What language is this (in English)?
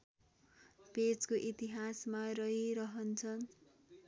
Nepali